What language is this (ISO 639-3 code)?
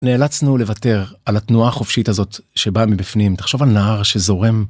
heb